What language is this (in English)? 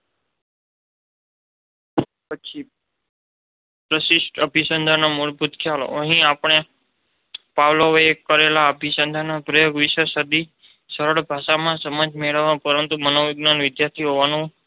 Gujarati